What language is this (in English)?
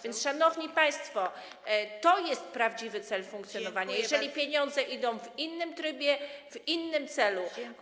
Polish